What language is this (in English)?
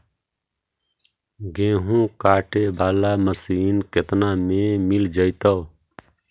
Magahi